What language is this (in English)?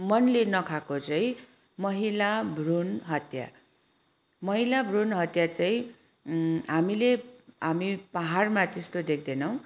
Nepali